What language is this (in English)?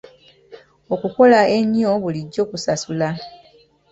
Ganda